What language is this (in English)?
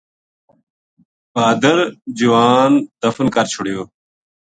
Gujari